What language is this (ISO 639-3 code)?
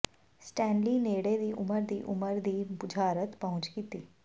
pan